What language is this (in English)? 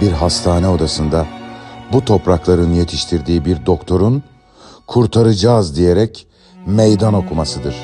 Turkish